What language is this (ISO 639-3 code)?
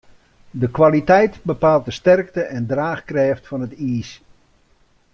fry